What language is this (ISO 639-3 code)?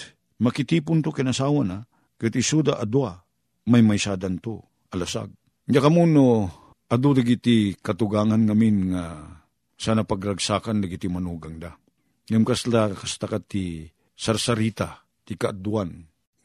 fil